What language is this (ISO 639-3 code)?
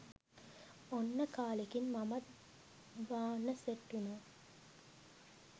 sin